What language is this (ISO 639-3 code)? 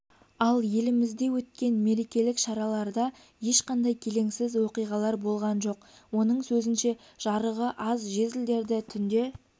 kaz